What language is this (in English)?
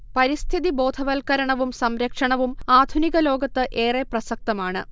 Malayalam